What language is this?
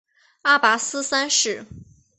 Chinese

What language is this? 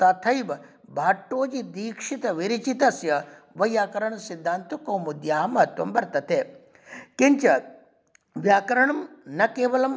Sanskrit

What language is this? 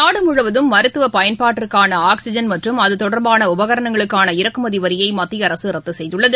Tamil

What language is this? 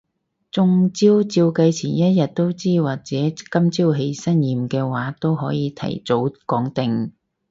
Cantonese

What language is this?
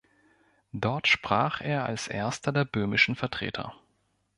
German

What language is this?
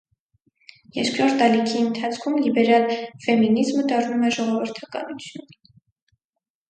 Armenian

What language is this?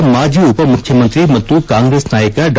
Kannada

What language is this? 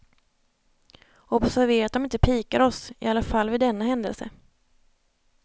Swedish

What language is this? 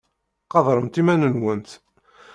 Kabyle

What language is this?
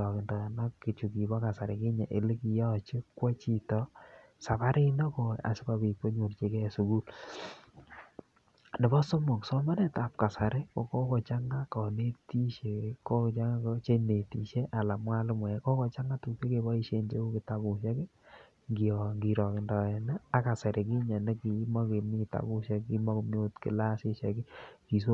Kalenjin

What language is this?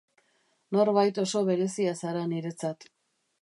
Basque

